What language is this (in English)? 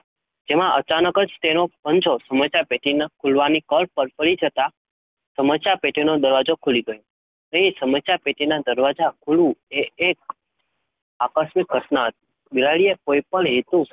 Gujarati